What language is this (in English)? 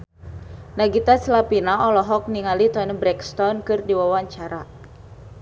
Sundanese